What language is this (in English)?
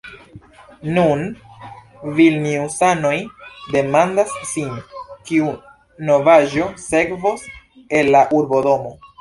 Esperanto